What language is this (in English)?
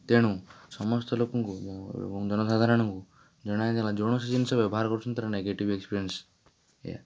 Odia